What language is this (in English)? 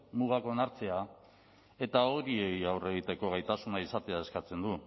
Basque